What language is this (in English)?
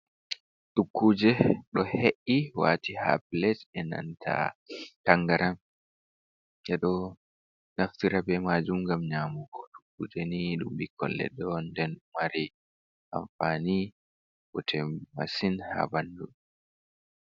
Fula